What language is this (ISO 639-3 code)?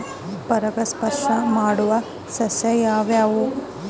kan